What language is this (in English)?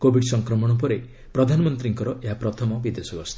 Odia